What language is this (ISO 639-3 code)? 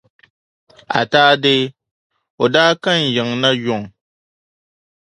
dag